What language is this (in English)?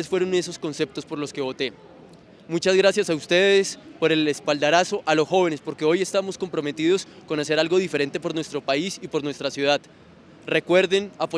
Spanish